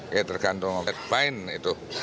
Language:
Indonesian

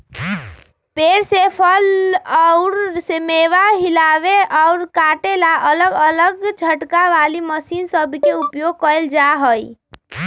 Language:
Magahi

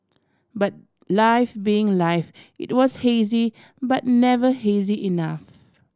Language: English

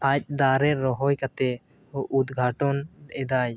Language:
Santali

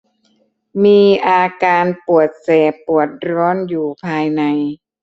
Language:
Thai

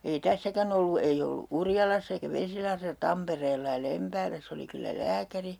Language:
Finnish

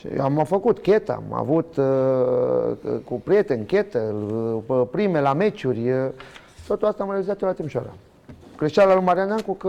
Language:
Romanian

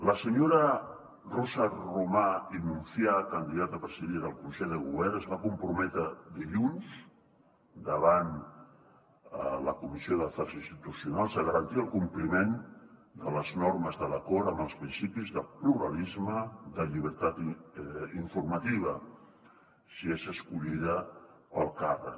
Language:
Catalan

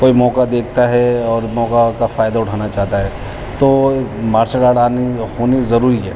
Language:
Urdu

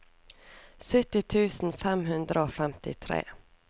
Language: Norwegian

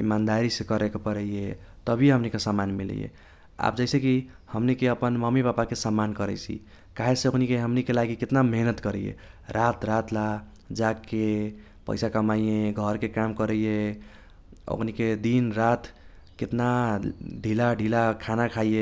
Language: Kochila Tharu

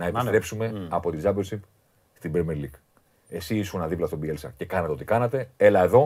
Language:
Greek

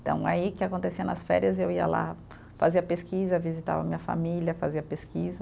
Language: Portuguese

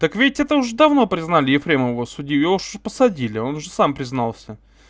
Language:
Russian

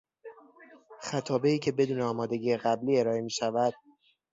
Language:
Persian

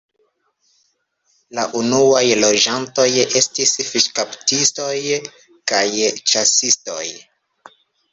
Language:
Esperanto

